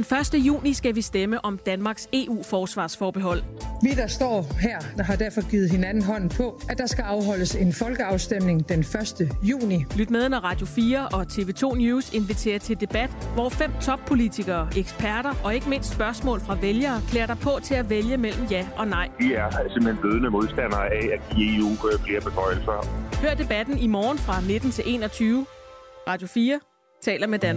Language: Danish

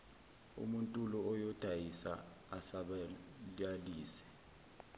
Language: Zulu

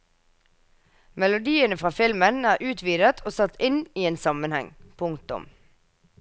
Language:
Norwegian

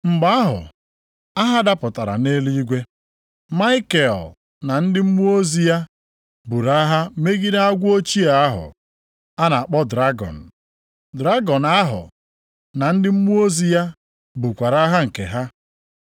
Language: Igbo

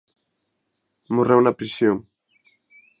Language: Galician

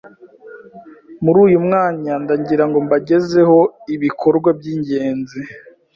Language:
Kinyarwanda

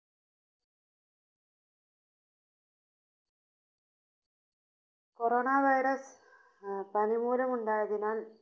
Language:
Malayalam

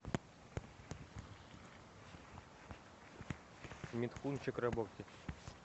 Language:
Russian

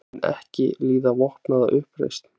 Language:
Icelandic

